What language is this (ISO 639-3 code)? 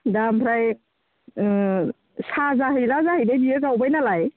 brx